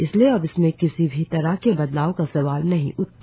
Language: Hindi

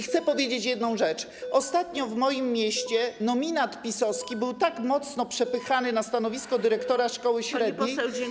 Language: Polish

